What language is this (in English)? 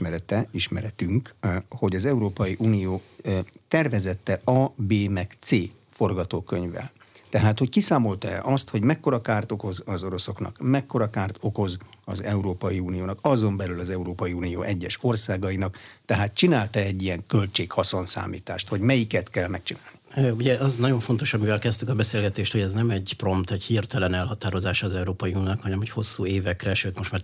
Hungarian